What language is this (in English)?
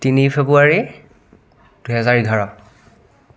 Assamese